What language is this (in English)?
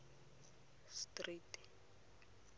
Tswana